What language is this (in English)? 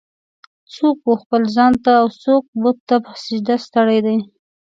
Pashto